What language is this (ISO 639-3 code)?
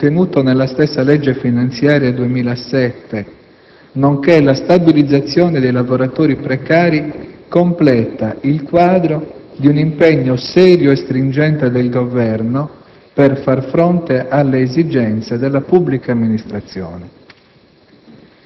ita